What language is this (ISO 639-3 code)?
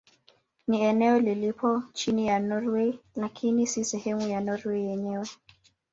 swa